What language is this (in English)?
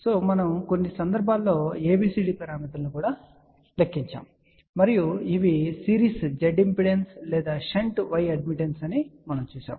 Telugu